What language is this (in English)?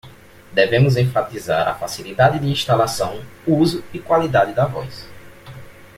Portuguese